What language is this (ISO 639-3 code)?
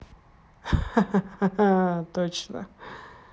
rus